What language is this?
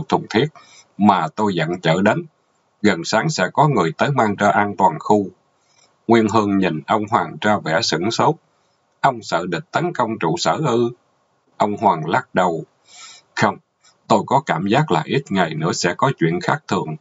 Vietnamese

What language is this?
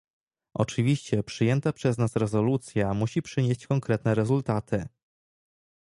Polish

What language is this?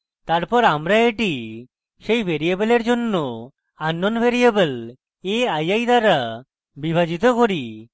Bangla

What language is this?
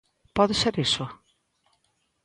Galician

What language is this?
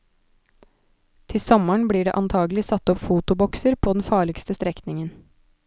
Norwegian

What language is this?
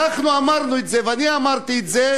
Hebrew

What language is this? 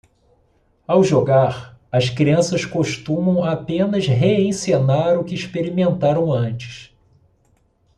Portuguese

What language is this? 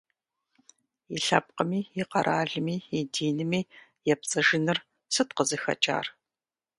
Kabardian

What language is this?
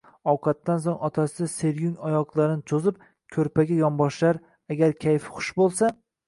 Uzbek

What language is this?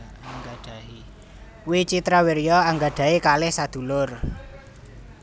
Javanese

